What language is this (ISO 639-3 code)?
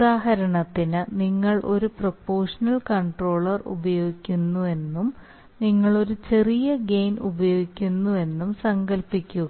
mal